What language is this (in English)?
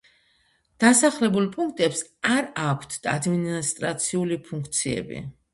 Georgian